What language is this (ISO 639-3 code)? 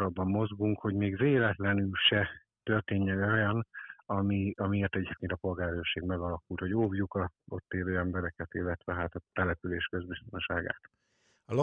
hun